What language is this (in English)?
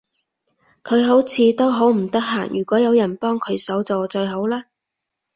Cantonese